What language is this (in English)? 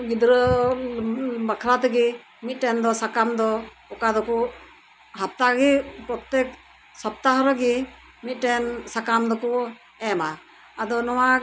Santali